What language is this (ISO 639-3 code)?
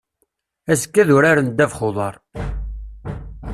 kab